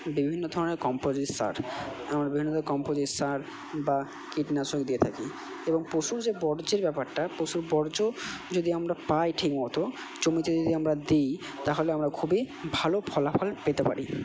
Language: Bangla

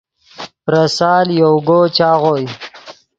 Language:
Yidgha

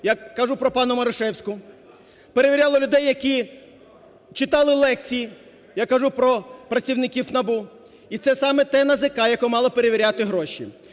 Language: Ukrainian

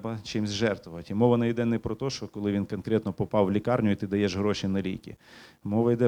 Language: Ukrainian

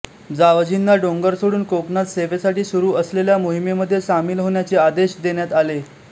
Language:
Marathi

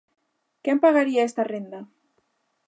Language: Galician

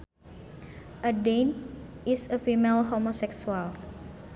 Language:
Sundanese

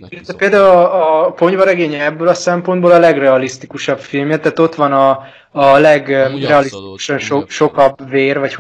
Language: Hungarian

